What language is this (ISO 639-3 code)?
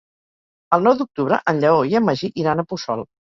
cat